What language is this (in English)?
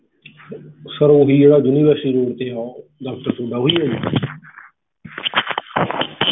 Punjabi